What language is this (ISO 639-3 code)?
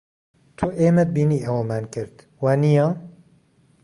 ckb